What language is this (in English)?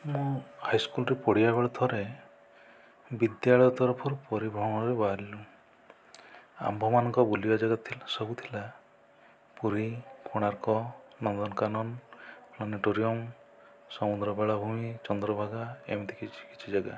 Odia